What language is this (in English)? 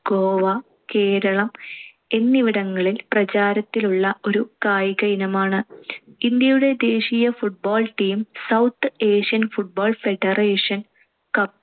Malayalam